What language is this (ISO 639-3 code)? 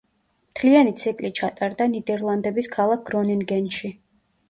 kat